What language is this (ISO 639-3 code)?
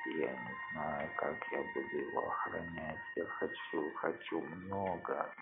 rus